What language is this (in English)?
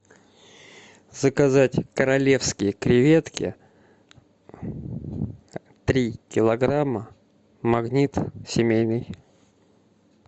Russian